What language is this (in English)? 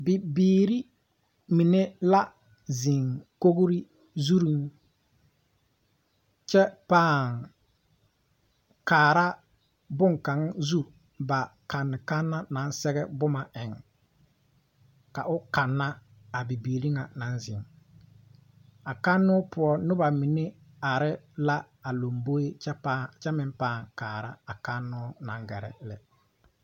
Southern Dagaare